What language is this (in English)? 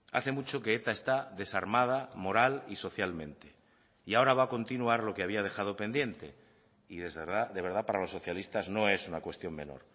Spanish